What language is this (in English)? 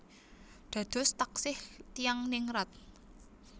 Javanese